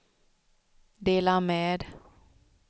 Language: Swedish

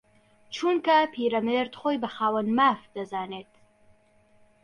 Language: Central Kurdish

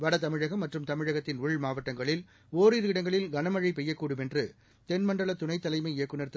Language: Tamil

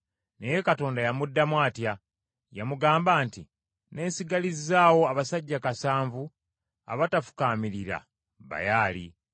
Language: Ganda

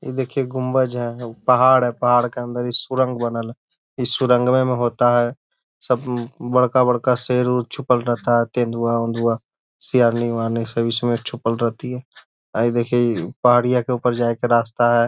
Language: Magahi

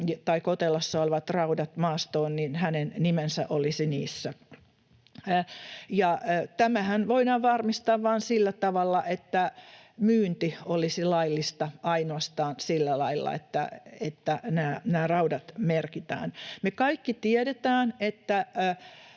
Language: Finnish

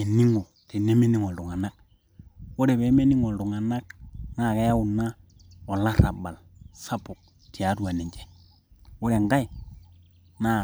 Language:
Masai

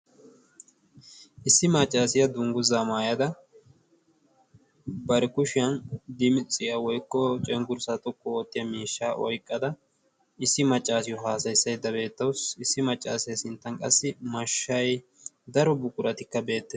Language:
Wolaytta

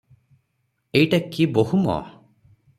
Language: Odia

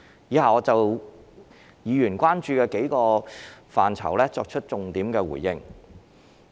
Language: Cantonese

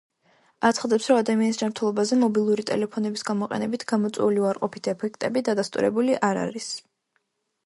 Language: Georgian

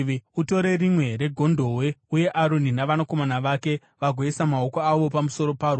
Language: Shona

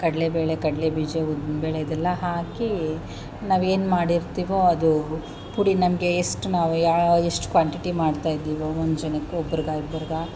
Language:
Kannada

